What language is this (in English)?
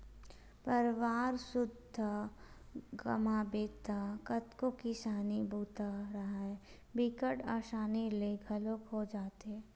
Chhattisgarhi